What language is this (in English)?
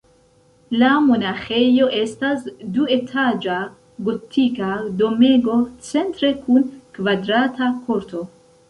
Esperanto